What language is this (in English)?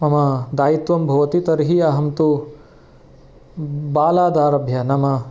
Sanskrit